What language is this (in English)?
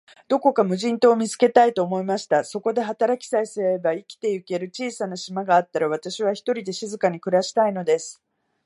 Japanese